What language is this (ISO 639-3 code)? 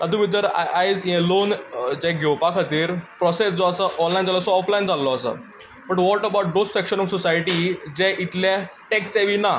kok